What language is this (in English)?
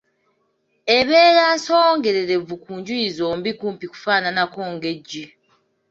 Ganda